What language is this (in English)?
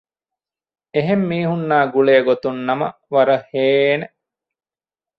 Divehi